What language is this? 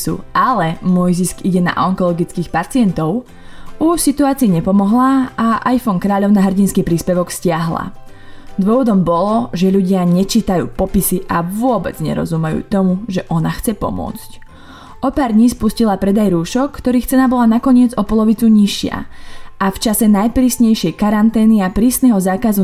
Slovak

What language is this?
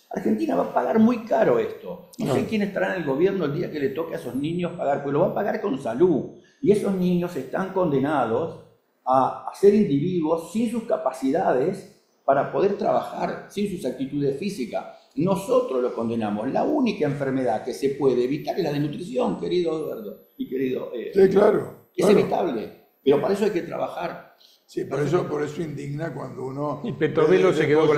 Spanish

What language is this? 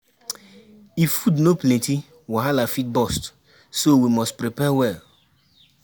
Nigerian Pidgin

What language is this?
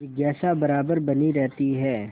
Hindi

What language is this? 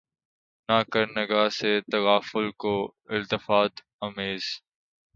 Urdu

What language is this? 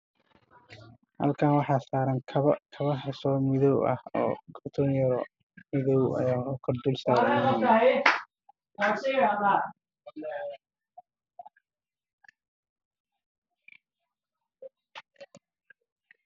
Somali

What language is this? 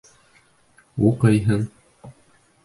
Bashkir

